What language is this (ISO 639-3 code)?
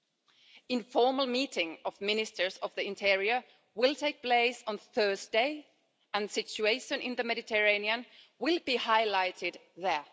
eng